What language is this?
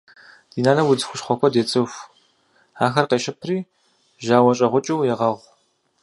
Kabardian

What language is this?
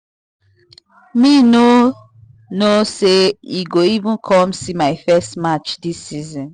Nigerian Pidgin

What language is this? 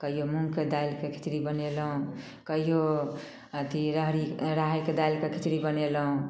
Maithili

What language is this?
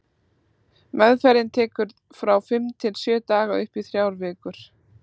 Icelandic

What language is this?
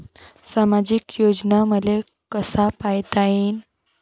Marathi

